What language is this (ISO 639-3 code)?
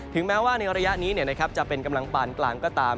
tha